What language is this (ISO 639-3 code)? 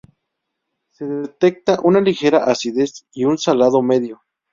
spa